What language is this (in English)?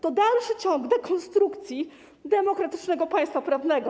Polish